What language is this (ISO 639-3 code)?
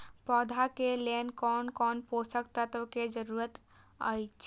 mai